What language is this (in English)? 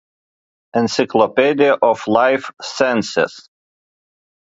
Lithuanian